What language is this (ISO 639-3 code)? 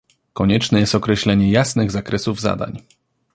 pol